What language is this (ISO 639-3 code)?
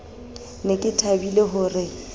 sot